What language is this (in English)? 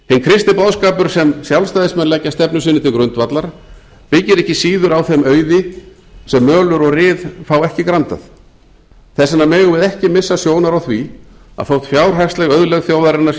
Icelandic